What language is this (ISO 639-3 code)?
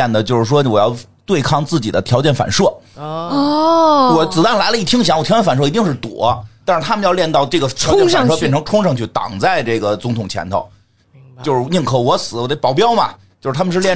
zho